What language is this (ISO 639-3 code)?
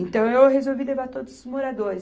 por